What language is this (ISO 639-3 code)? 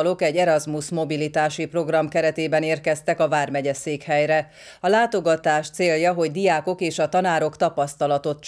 hun